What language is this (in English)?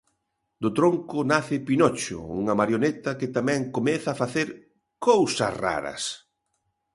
Galician